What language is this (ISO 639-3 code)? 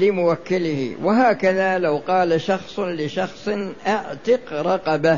ara